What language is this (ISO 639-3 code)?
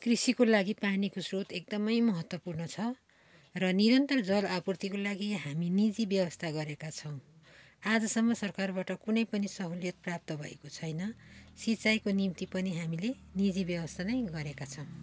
nep